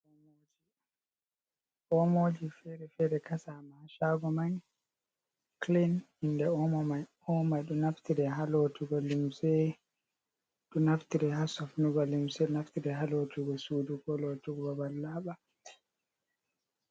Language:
Fula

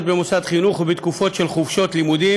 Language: Hebrew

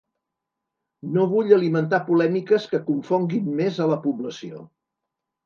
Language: Catalan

